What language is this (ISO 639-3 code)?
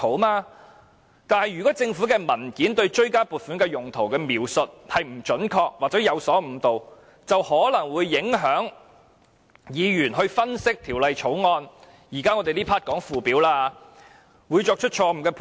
yue